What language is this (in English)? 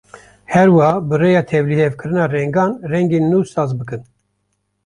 Kurdish